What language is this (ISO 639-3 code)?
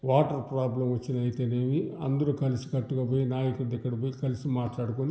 tel